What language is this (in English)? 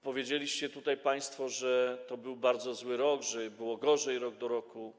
Polish